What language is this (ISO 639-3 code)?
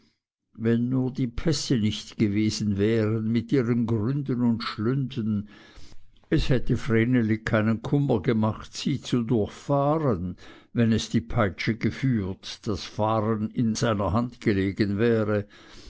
deu